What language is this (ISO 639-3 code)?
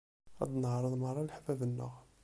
kab